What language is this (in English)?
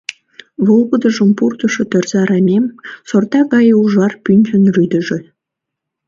Mari